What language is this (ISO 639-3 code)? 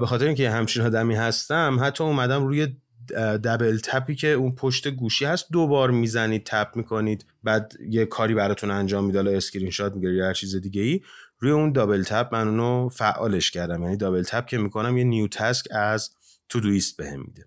fas